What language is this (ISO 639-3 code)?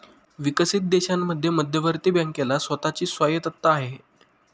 mar